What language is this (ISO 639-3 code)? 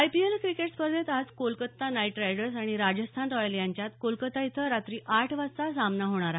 mar